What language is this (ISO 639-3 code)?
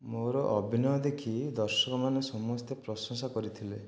ori